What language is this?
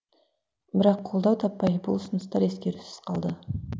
Kazakh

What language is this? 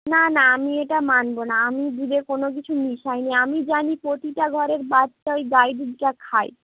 Bangla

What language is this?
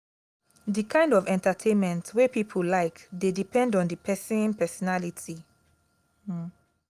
Nigerian Pidgin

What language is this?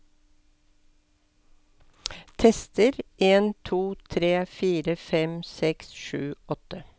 Norwegian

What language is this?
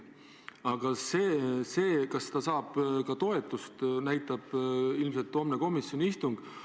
Estonian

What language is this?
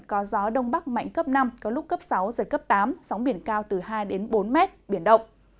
Vietnamese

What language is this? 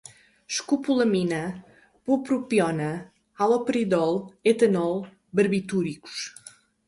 Portuguese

